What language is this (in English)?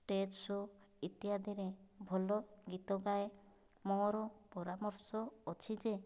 Odia